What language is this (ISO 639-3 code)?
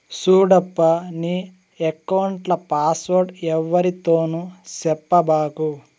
tel